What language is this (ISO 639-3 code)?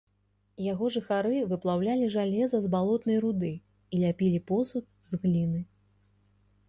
bel